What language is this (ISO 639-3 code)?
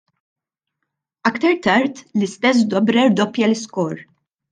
mlt